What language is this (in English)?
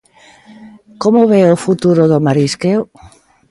Galician